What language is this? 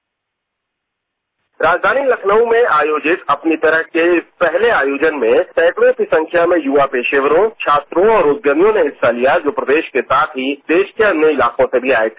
Hindi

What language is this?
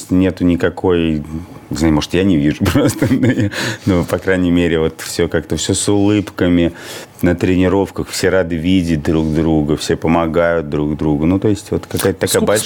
Russian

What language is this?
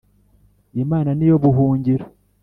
Kinyarwanda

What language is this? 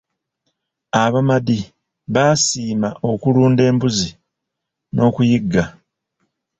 Ganda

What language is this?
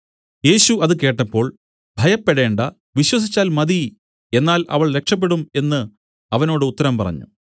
Malayalam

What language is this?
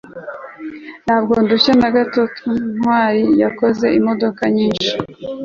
Kinyarwanda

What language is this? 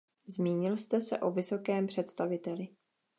Czech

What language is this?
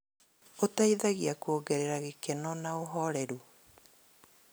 Kikuyu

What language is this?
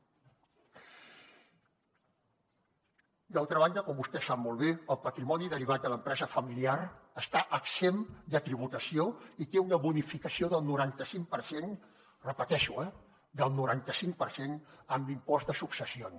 Catalan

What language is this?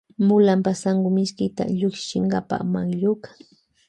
Loja Highland Quichua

